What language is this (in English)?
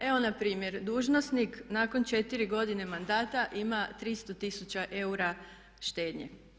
Croatian